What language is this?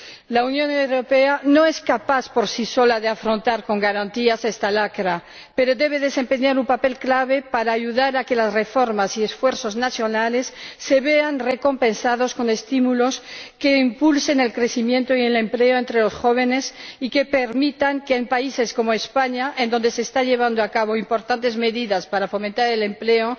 Spanish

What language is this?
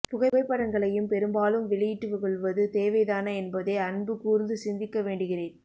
Tamil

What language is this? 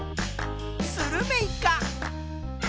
Japanese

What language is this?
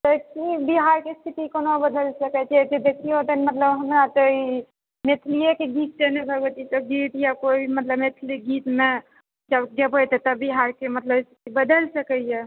Maithili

